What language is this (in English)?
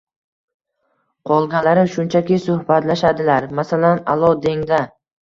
Uzbek